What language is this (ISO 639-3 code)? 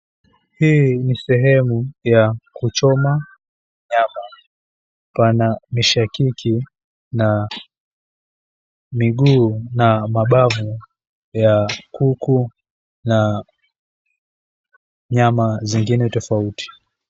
swa